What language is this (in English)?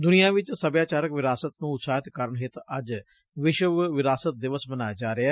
Punjabi